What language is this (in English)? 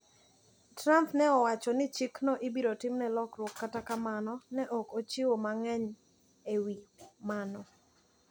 Luo (Kenya and Tanzania)